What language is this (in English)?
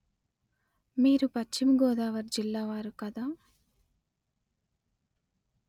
Telugu